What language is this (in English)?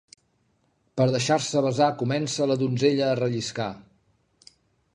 Catalan